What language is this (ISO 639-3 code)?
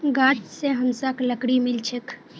mag